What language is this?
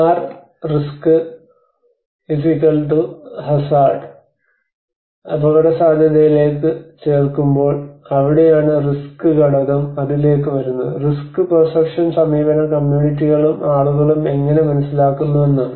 Malayalam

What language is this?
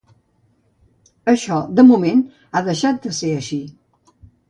Catalan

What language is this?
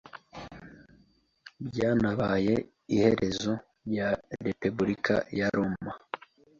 Kinyarwanda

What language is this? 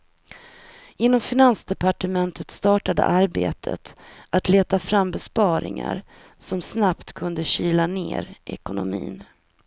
Swedish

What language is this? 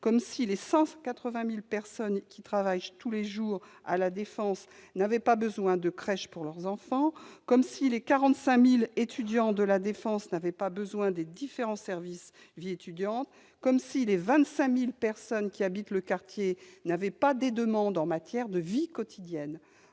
French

